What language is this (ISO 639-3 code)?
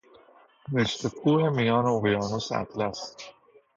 fas